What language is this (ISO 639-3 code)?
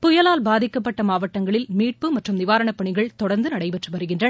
tam